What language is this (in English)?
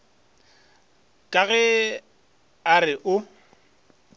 Northern Sotho